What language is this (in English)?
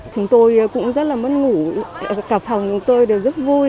Vietnamese